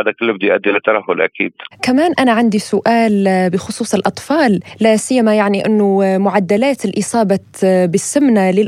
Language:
Arabic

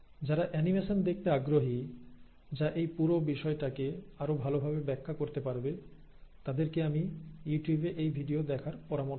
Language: Bangla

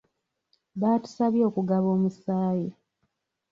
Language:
Ganda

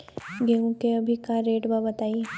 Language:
Bhojpuri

